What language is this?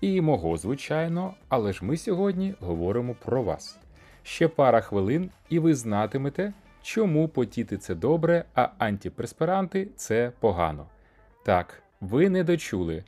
Ukrainian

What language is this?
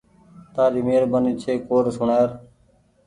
Goaria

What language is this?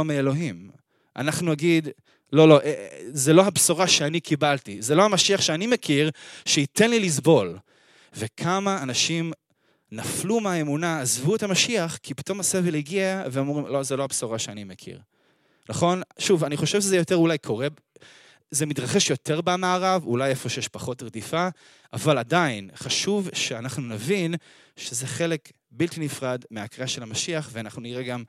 Hebrew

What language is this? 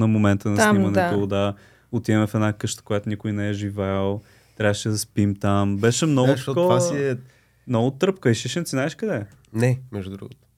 Bulgarian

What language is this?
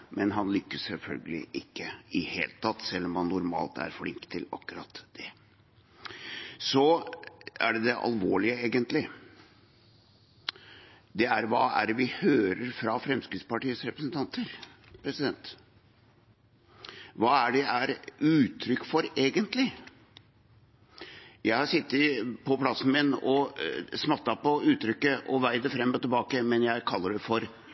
Norwegian Bokmål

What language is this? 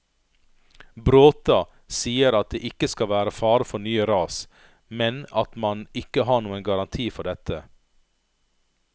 Norwegian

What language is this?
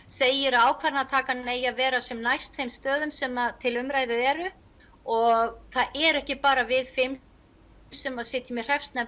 Icelandic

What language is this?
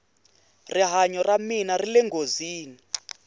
Tsonga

